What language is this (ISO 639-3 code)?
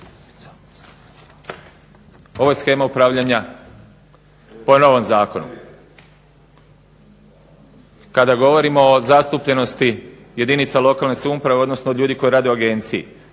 hrv